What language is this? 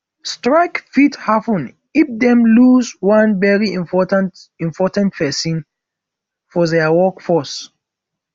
Nigerian Pidgin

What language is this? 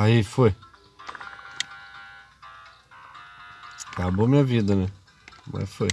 Portuguese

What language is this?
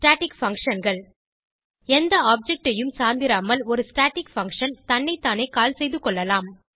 Tamil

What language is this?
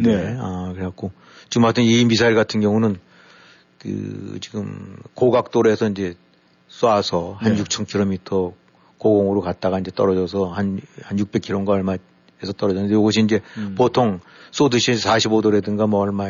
Korean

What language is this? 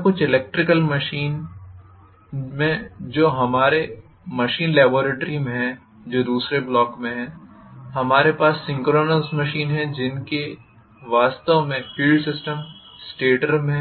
Hindi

